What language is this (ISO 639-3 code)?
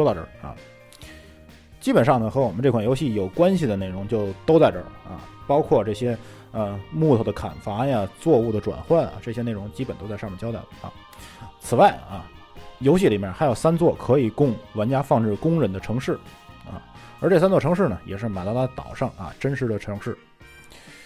zho